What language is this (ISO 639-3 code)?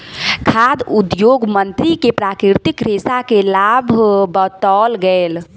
mai